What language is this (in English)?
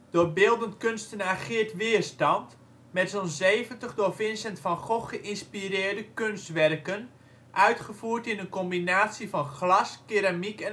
Dutch